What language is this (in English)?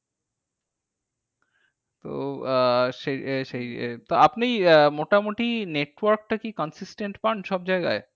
Bangla